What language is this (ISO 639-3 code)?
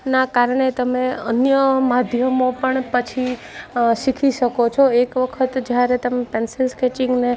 guj